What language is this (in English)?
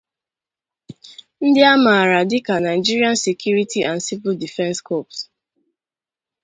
Igbo